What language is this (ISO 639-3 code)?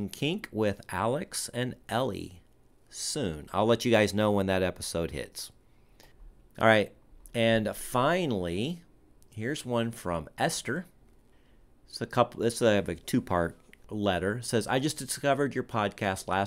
eng